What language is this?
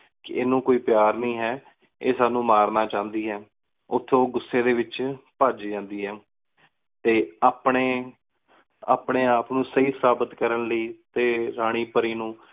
Punjabi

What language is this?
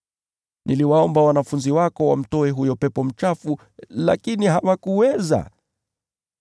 Swahili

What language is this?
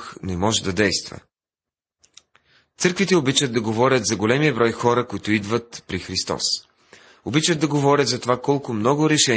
Bulgarian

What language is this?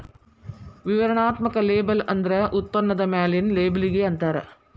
Kannada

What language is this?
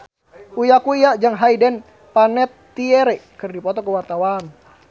Sundanese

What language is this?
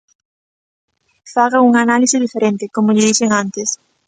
Galician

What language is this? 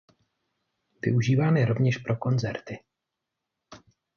Czech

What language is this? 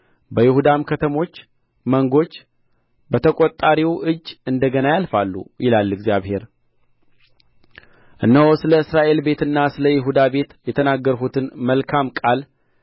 Amharic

